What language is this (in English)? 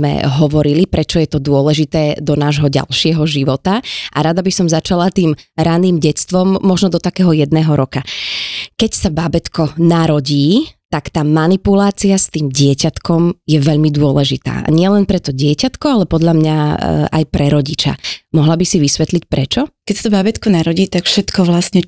Slovak